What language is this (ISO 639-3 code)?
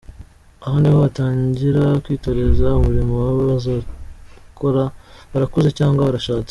kin